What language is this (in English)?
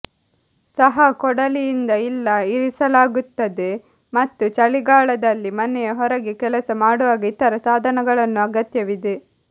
Kannada